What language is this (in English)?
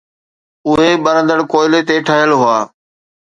Sindhi